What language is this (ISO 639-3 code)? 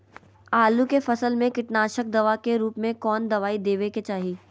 mag